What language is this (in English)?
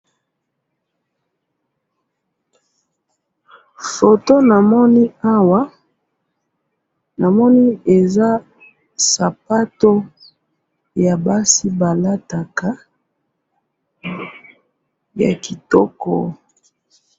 Lingala